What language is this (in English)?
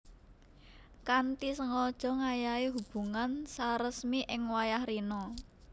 Javanese